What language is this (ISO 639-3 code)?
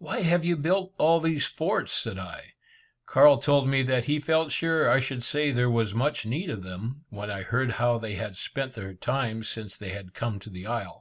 eng